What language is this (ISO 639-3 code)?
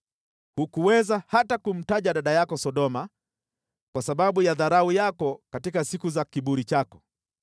swa